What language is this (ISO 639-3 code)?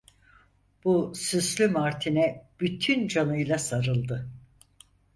tur